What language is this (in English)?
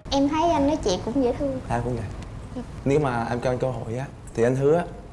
Vietnamese